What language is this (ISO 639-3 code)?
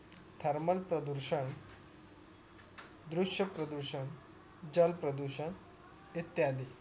mar